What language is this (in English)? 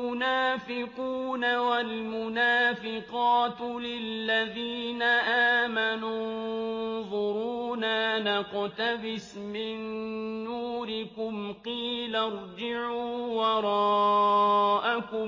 Arabic